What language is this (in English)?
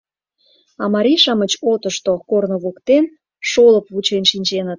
Mari